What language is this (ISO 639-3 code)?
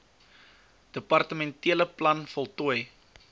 afr